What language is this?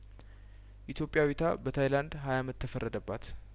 Amharic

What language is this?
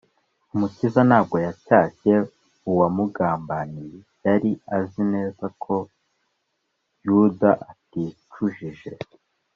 Kinyarwanda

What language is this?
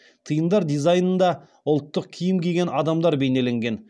Kazakh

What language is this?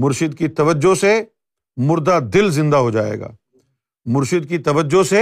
Urdu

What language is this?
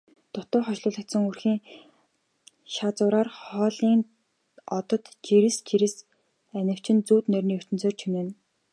Mongolian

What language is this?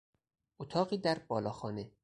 Persian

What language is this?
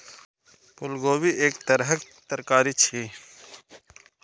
Maithili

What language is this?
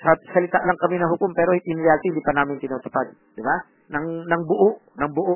Filipino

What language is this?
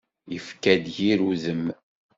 Kabyle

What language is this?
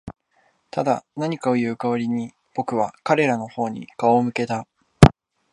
Japanese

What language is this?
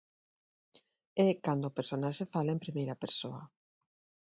Galician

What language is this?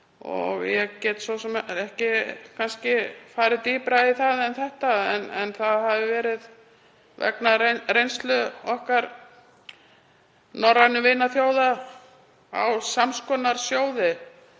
Icelandic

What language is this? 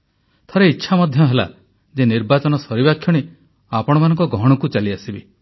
Odia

